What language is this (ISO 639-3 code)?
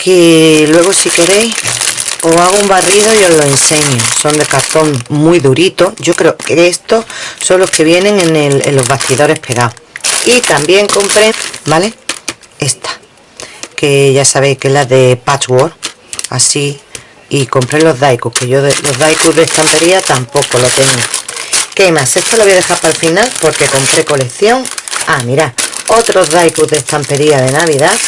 spa